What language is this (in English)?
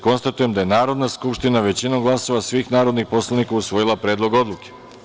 Serbian